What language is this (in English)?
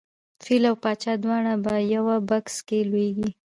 Pashto